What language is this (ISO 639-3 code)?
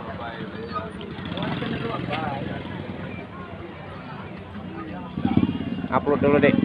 ind